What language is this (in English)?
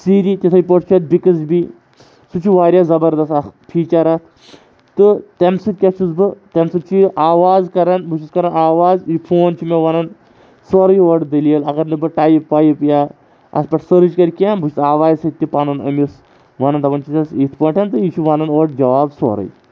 Kashmiri